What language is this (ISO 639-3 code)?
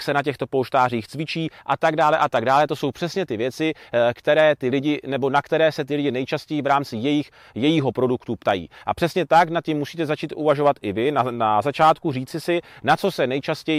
ces